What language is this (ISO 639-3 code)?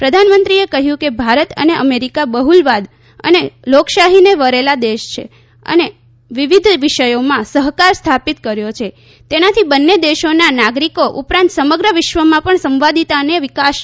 guj